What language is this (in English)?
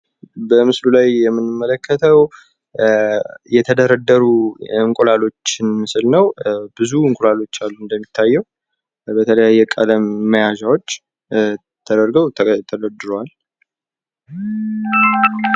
Amharic